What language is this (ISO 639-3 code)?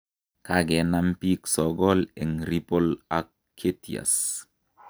kln